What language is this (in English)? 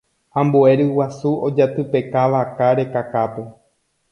Guarani